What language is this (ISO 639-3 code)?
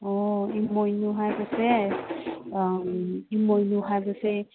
mni